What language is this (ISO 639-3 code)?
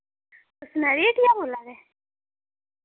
doi